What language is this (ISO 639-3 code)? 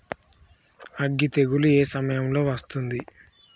tel